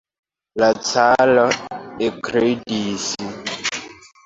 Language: Esperanto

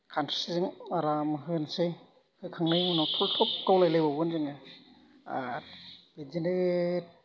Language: Bodo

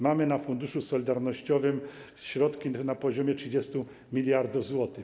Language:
Polish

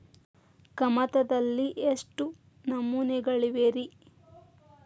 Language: Kannada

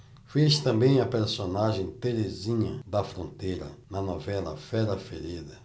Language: Portuguese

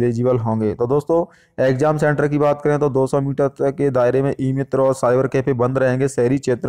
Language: Hindi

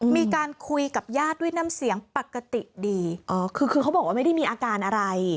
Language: Thai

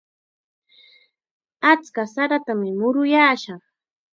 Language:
Chiquián Ancash Quechua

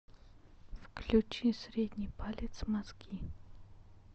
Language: Russian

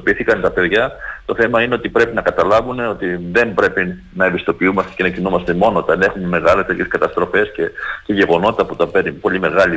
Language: Greek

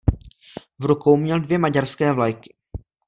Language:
Czech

